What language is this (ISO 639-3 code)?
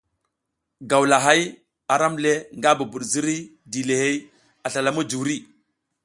giz